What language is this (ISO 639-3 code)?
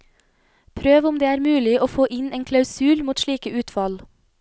nor